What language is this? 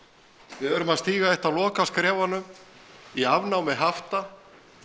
Icelandic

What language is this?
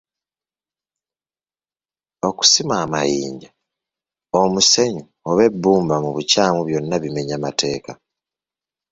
Ganda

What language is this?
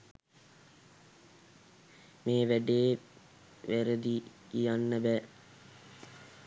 Sinhala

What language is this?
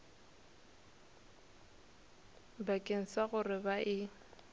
Northern Sotho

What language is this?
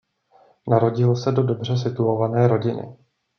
Czech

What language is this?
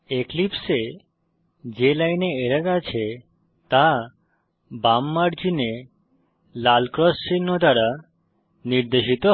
Bangla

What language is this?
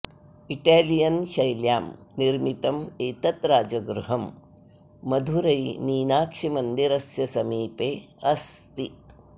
Sanskrit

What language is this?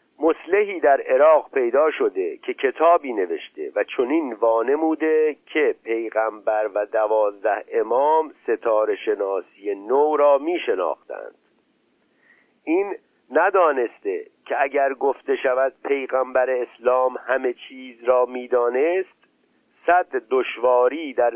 Persian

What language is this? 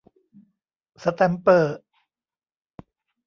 Thai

